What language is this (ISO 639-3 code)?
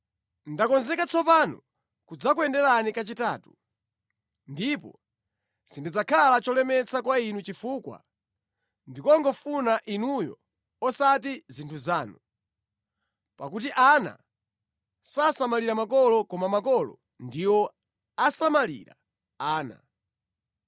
nya